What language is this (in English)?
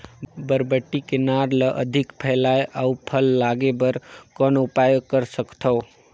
Chhattisgarhi